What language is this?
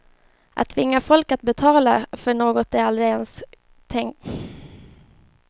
Swedish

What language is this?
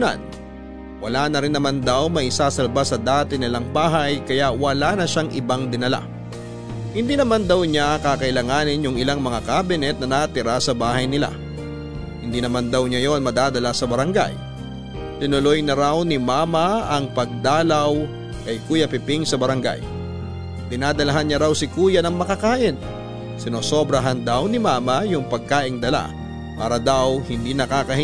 Filipino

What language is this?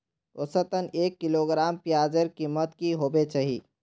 Magahi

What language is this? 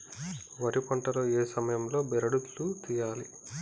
Telugu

